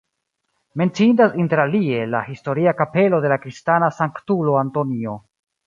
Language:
Esperanto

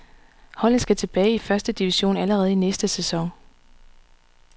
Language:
Danish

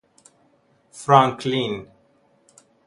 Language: Persian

